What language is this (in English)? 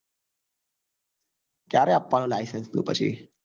Gujarati